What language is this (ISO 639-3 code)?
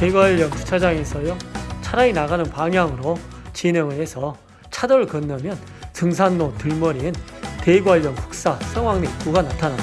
kor